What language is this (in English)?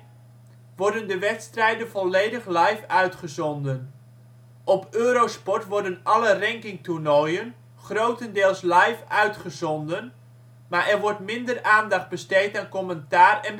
Dutch